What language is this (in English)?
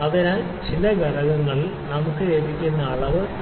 Malayalam